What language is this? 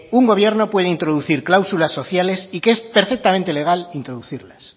Spanish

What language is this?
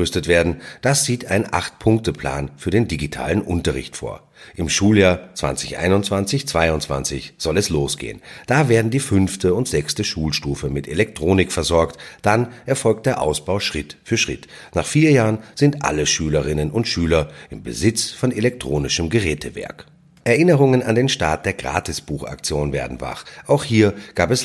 German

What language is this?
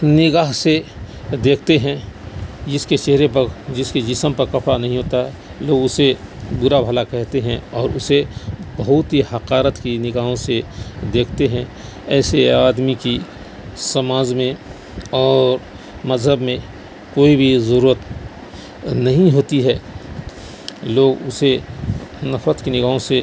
Urdu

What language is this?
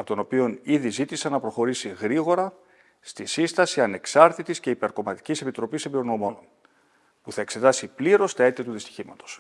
Greek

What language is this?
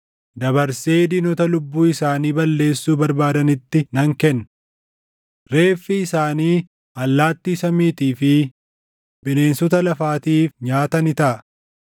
Oromo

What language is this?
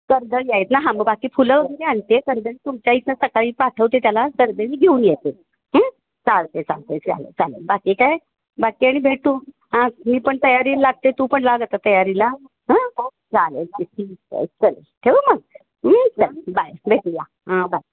Marathi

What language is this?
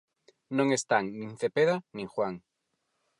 Galician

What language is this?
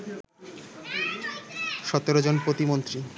Bangla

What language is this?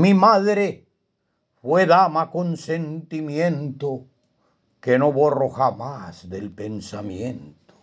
Spanish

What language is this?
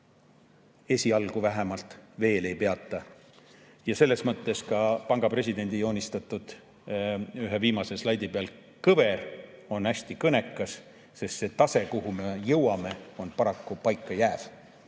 Estonian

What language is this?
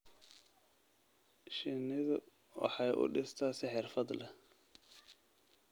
Somali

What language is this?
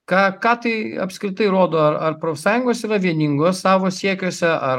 Lithuanian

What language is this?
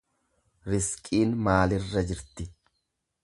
Oromo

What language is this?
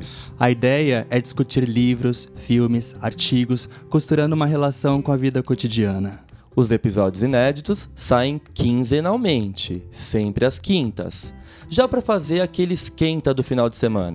Portuguese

